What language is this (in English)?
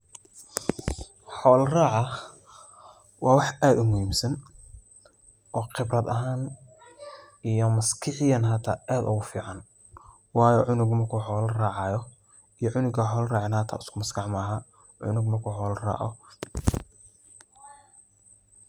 Somali